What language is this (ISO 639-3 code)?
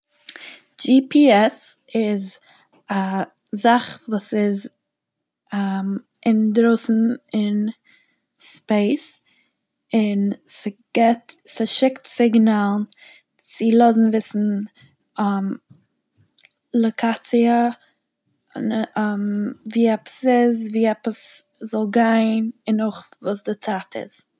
yid